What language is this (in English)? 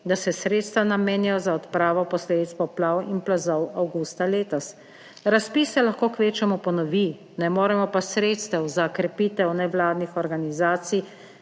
Slovenian